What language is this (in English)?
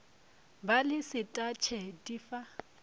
Northern Sotho